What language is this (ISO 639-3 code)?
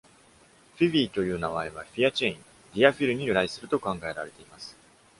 jpn